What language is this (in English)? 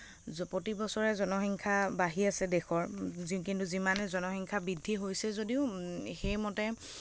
Assamese